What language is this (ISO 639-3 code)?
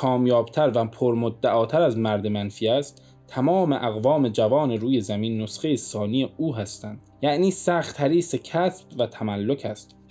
fas